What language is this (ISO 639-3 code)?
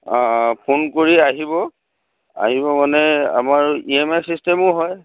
asm